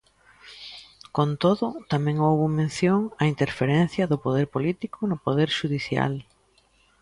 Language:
Galician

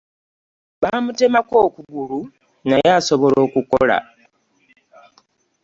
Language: Ganda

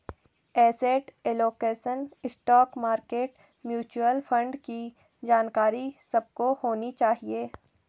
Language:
Hindi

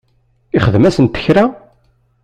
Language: Kabyle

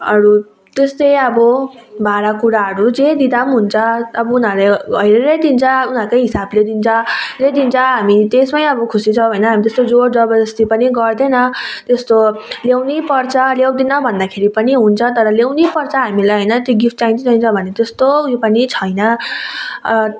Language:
Nepali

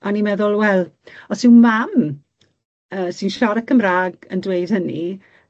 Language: Welsh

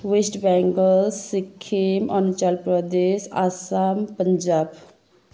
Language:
Nepali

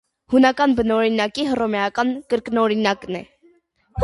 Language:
Armenian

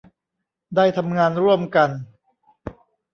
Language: Thai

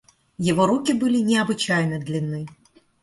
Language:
Russian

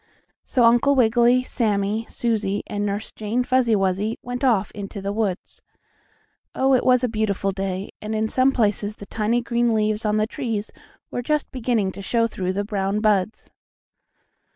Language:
English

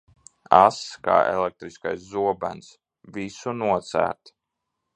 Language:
Latvian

